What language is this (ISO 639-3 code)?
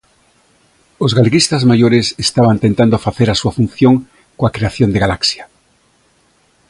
glg